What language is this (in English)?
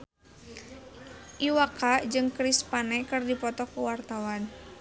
Sundanese